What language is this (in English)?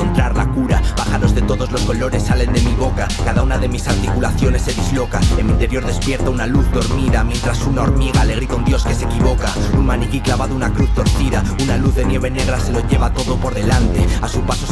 Spanish